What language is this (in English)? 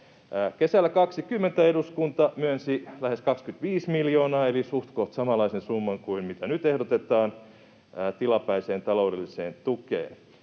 Finnish